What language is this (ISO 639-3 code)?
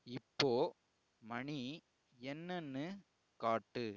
tam